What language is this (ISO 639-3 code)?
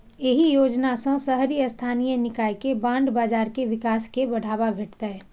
mai